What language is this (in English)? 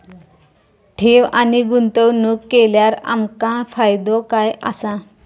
Marathi